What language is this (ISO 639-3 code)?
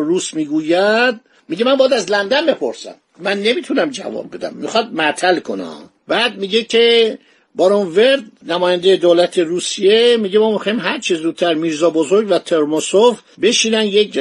fas